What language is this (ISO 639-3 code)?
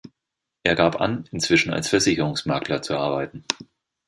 deu